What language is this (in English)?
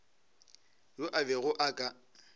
Northern Sotho